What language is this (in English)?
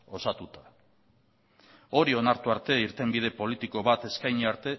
Basque